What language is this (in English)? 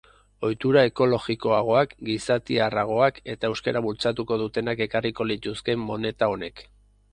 Basque